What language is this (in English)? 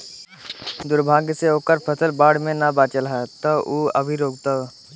Bhojpuri